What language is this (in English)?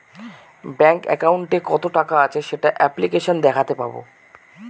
Bangla